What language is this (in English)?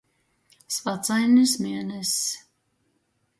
Latgalian